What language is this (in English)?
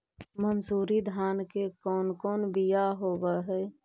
Magahi